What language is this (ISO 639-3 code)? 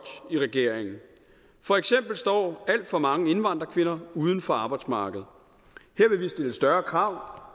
dan